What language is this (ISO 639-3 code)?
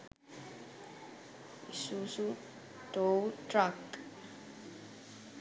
sin